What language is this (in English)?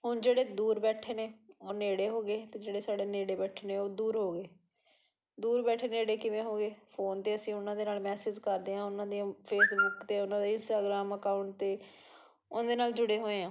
Punjabi